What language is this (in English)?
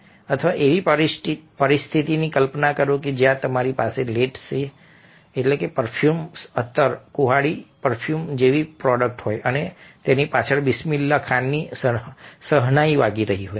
Gujarati